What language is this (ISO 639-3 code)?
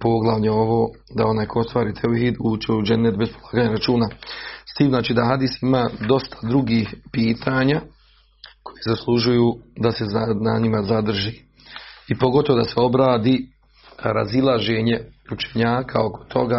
hrv